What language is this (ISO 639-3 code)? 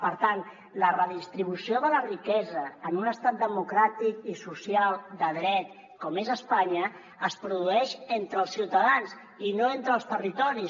cat